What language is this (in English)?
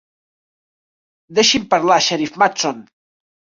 Catalan